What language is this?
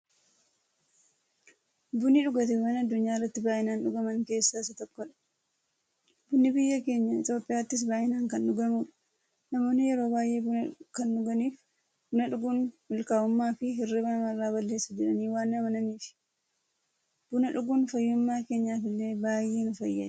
Oromo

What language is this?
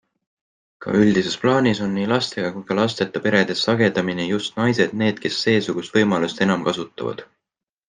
Estonian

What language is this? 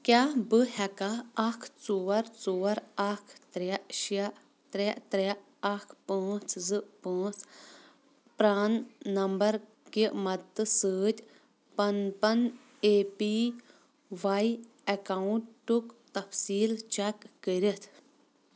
Kashmiri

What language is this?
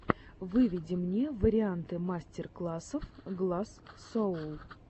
Russian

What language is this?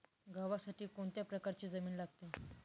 Marathi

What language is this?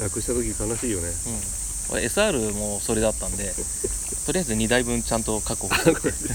Japanese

